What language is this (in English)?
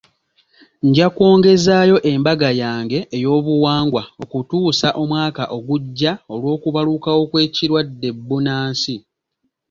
Ganda